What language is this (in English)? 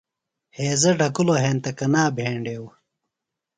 Phalura